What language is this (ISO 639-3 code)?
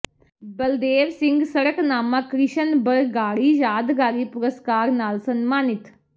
pan